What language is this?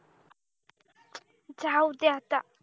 Marathi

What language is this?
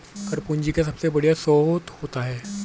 Hindi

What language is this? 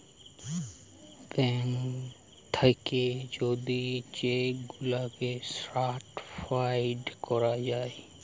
Bangla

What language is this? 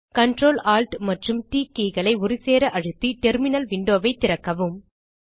Tamil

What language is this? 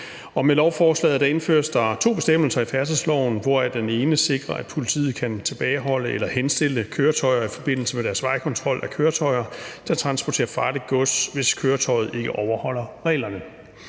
Danish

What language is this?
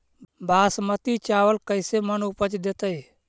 Magahi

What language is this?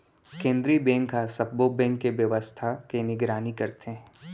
Chhattisgarhi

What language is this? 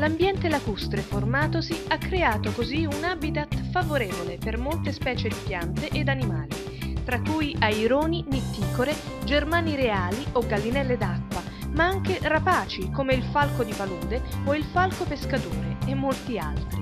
Italian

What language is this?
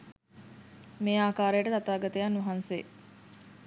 Sinhala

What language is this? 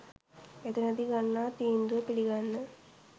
Sinhala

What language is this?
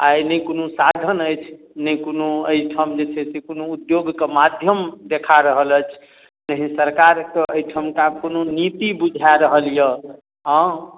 Maithili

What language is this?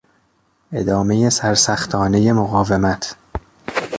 Persian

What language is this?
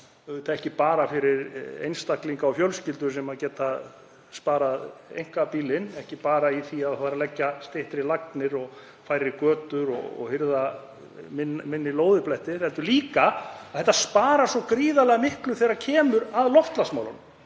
Icelandic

